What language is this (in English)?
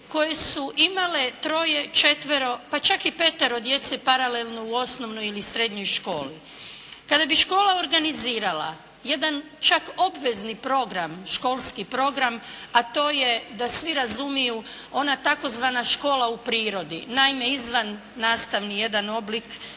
Croatian